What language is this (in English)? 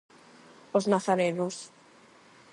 Galician